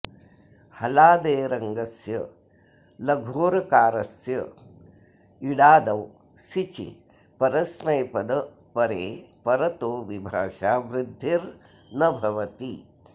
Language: Sanskrit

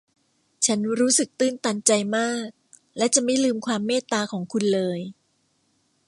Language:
Thai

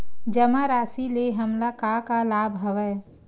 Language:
Chhattisgarhi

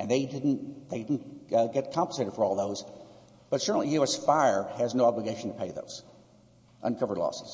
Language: English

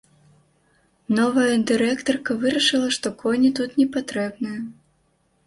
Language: Belarusian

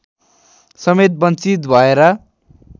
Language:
Nepali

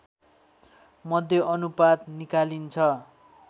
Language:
Nepali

